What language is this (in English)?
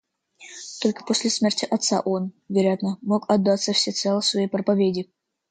Russian